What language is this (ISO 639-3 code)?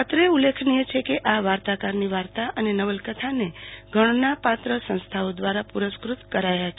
guj